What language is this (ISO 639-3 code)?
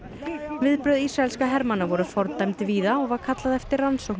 isl